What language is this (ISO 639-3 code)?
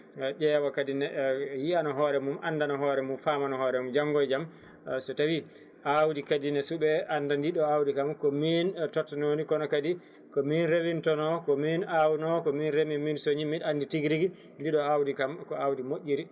ful